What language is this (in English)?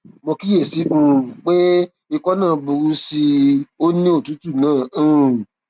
Yoruba